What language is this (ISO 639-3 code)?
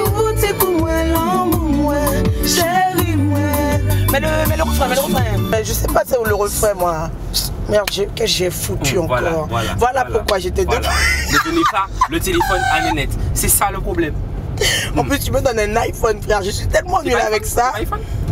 fra